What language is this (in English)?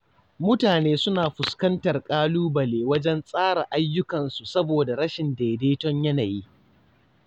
Hausa